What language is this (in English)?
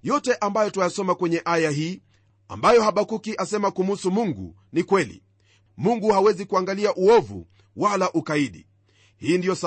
Swahili